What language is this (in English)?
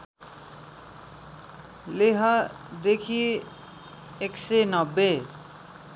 Nepali